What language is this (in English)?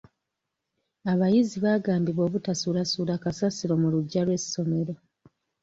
Ganda